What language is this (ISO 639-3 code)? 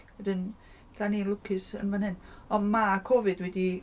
cym